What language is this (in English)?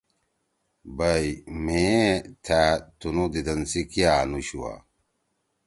Torwali